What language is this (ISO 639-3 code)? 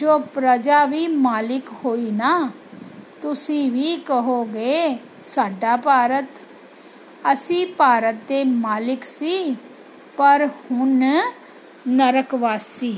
hin